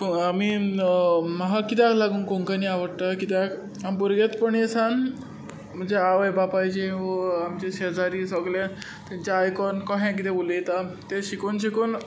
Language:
Konkani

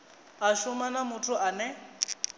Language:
Venda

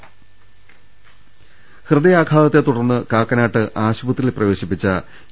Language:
Malayalam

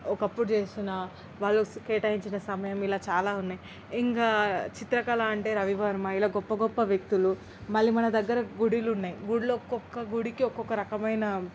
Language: Telugu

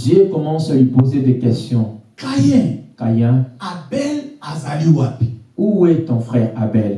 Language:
French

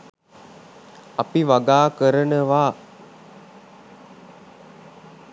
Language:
Sinhala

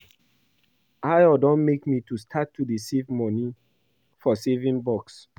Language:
Nigerian Pidgin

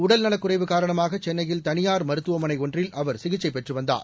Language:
Tamil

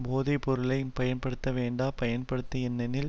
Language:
Tamil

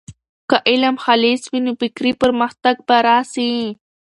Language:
Pashto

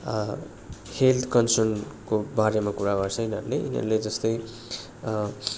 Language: Nepali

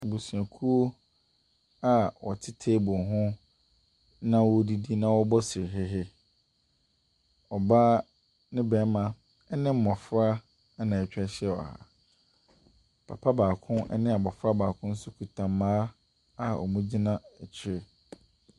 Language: Akan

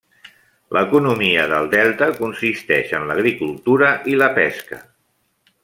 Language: Catalan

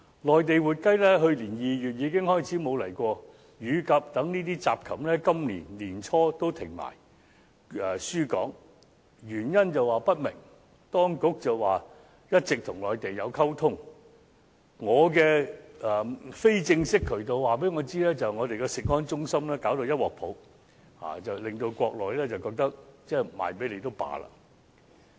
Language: Cantonese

